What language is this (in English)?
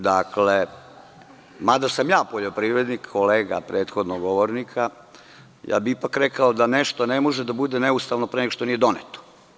Serbian